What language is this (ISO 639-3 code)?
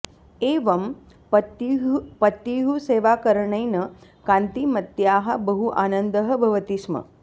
san